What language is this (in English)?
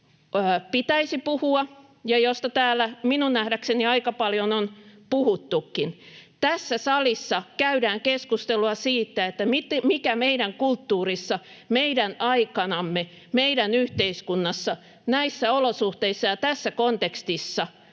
Finnish